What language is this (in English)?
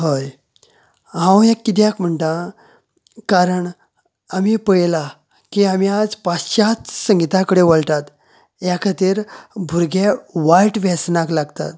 Konkani